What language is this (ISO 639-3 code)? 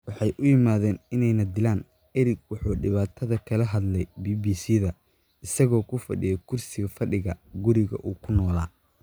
som